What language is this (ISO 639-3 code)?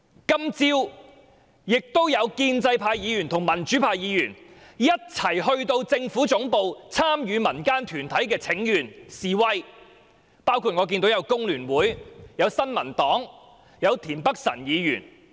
yue